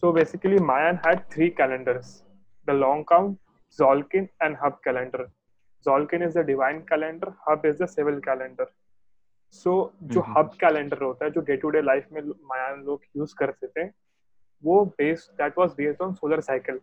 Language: Hindi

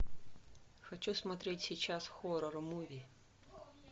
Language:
Russian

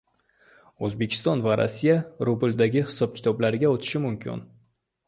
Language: Uzbek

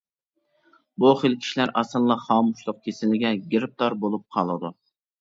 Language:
Uyghur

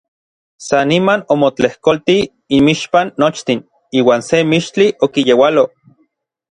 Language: Orizaba Nahuatl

